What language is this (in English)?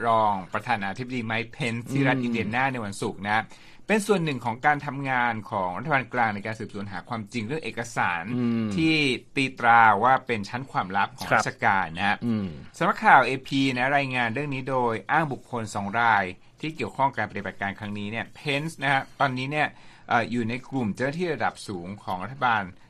Thai